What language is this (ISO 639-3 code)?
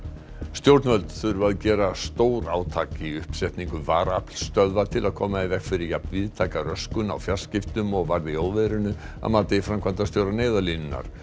isl